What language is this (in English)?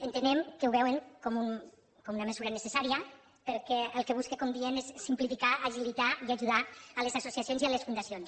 Catalan